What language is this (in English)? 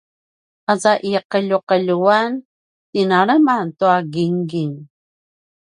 Paiwan